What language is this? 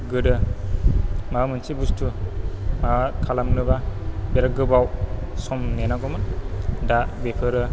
Bodo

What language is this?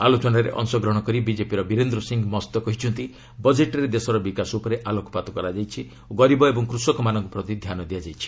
Odia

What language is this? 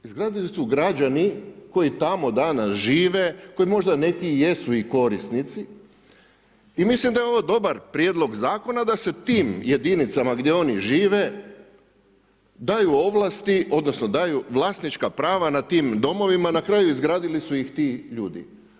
Croatian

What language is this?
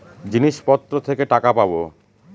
Bangla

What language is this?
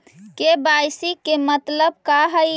Magahi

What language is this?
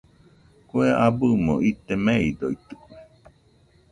Nüpode Huitoto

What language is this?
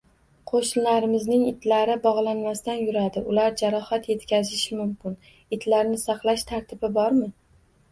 Uzbek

